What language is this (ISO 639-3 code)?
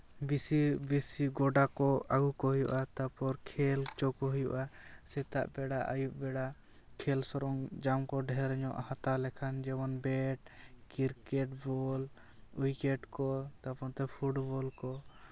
sat